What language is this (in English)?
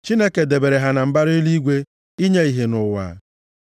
Igbo